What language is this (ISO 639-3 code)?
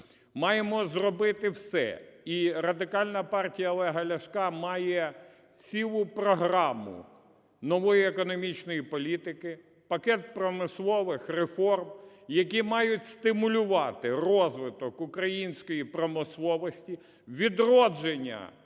ukr